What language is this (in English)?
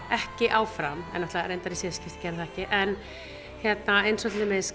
Icelandic